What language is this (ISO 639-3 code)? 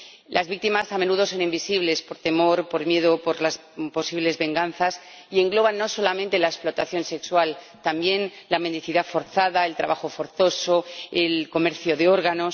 spa